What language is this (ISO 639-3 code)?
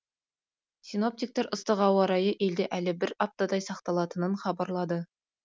kaz